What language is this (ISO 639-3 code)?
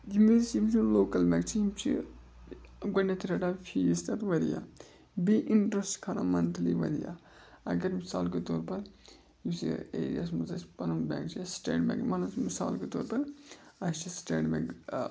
kas